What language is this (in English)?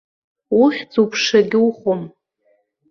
Abkhazian